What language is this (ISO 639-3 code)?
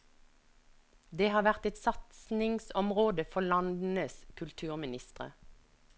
nor